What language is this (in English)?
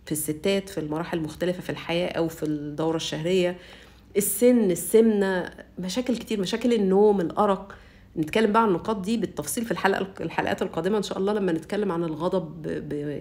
Arabic